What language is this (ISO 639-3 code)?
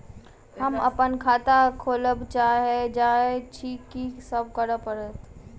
mai